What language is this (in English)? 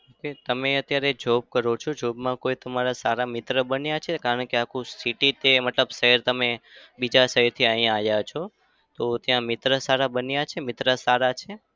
Gujarati